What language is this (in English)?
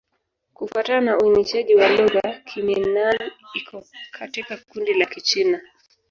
Swahili